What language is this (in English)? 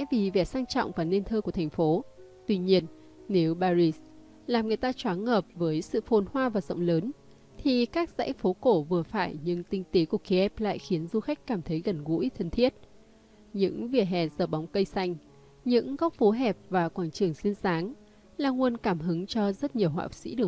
Vietnamese